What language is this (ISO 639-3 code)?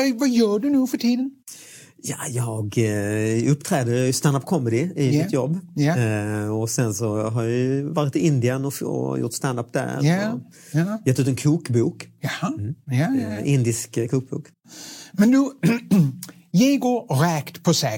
swe